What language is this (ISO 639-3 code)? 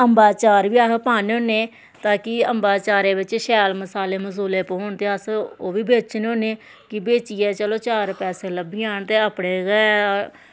doi